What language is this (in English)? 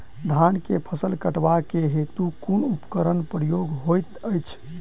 Maithili